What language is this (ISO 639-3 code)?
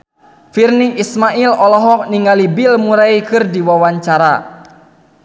sun